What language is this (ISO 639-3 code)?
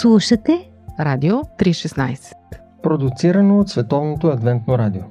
bul